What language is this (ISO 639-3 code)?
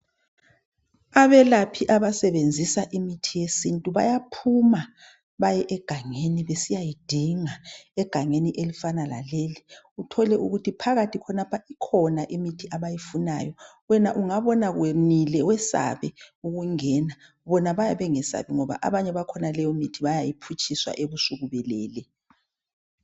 nde